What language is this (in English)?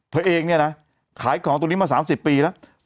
Thai